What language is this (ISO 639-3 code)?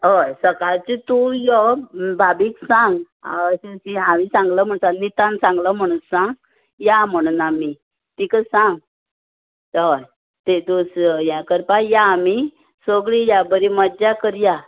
kok